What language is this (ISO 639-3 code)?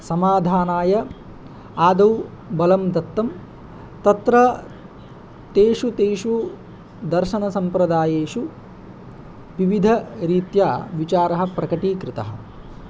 san